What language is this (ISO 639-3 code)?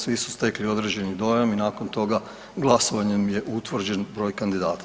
hrv